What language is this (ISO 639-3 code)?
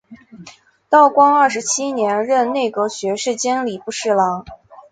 zho